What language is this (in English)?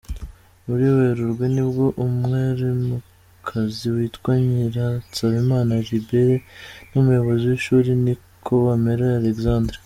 Kinyarwanda